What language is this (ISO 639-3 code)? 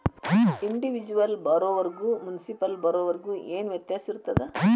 kan